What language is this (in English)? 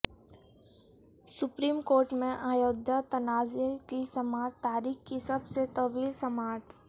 Urdu